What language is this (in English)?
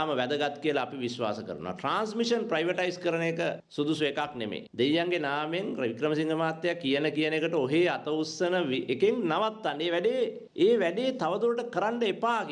Indonesian